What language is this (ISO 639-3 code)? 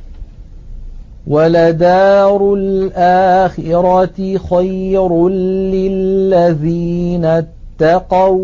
ara